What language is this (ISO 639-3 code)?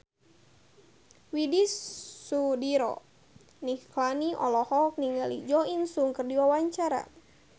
sun